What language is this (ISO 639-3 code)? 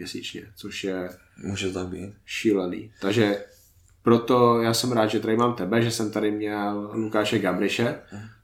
ces